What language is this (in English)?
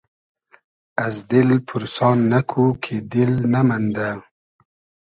Hazaragi